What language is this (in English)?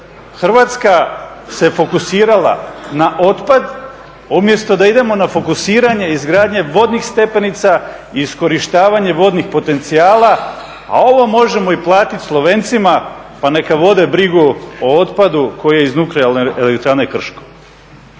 Croatian